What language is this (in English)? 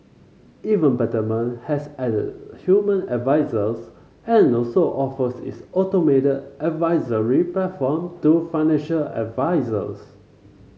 English